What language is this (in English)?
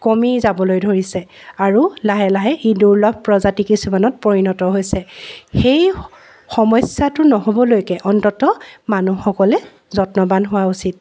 Assamese